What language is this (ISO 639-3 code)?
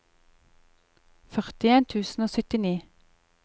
nor